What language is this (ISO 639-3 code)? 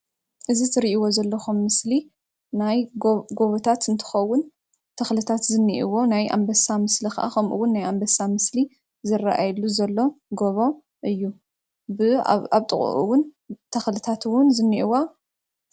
tir